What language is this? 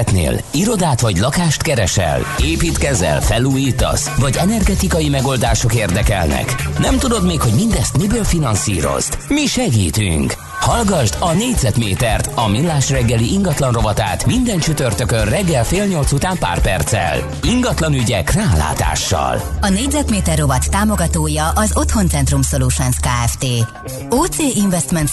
Hungarian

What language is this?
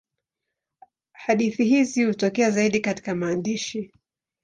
Swahili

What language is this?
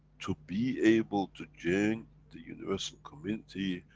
English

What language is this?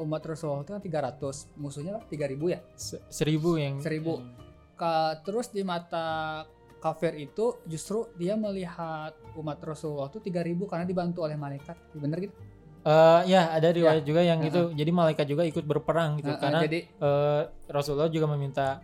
Indonesian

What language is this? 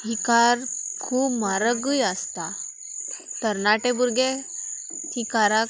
Konkani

